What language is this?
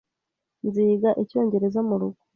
Kinyarwanda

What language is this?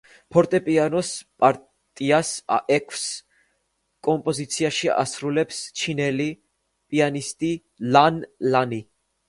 Georgian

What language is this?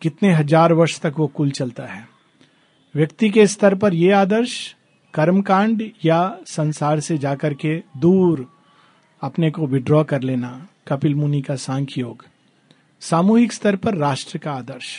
Hindi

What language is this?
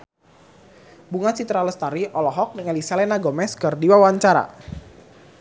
Sundanese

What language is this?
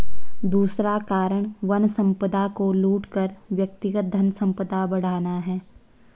Hindi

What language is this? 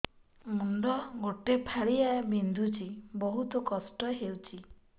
Odia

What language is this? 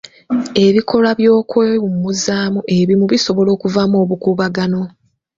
Ganda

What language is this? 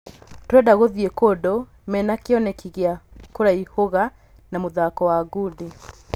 Kikuyu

